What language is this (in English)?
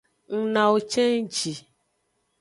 Aja (Benin)